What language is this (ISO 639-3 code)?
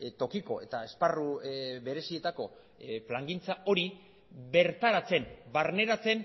eus